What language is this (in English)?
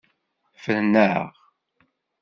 Kabyle